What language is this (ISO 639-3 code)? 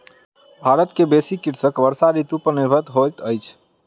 mai